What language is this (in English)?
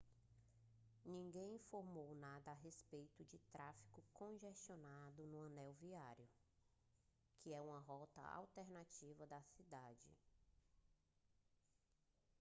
Portuguese